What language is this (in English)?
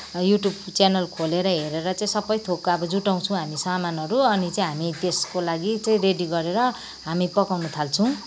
Nepali